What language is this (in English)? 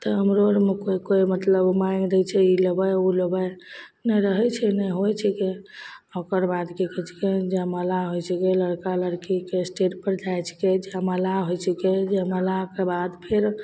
Maithili